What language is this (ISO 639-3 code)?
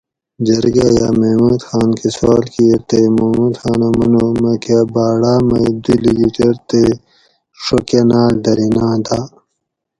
gwc